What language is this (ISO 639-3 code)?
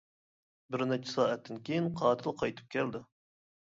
uig